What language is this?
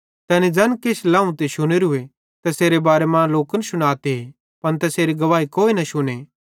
Bhadrawahi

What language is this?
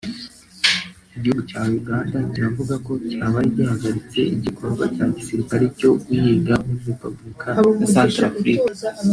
Kinyarwanda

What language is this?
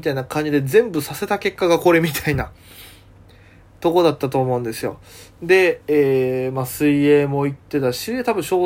Japanese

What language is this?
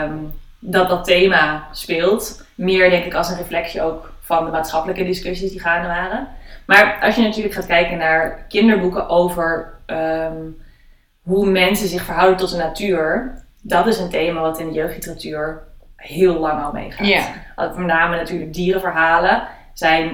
Dutch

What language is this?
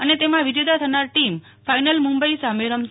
Gujarati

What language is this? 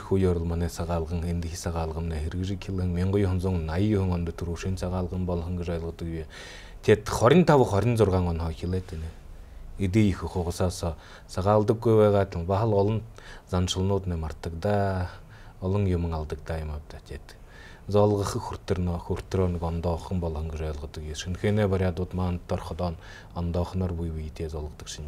Arabic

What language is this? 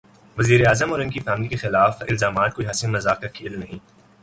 Urdu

